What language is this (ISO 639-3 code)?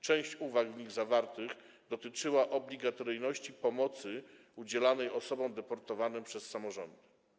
pol